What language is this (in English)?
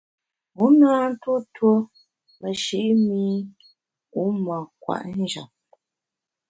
Bamun